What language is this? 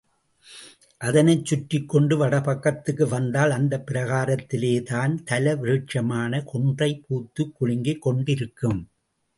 Tamil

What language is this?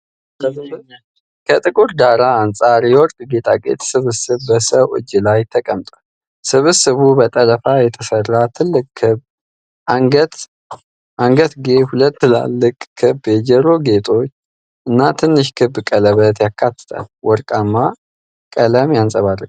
Amharic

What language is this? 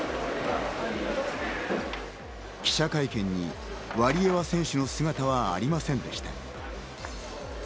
Japanese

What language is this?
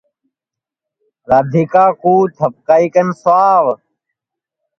Sansi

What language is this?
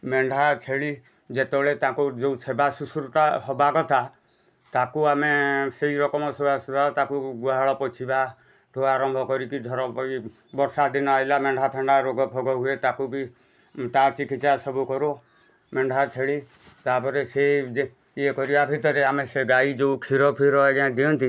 Odia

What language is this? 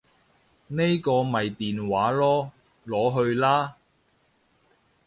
Cantonese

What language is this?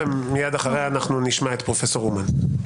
Hebrew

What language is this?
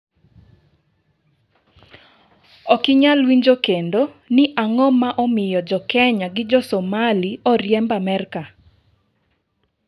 Luo (Kenya and Tanzania)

